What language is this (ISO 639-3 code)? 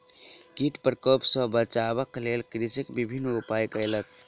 mai